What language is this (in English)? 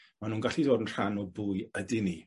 Welsh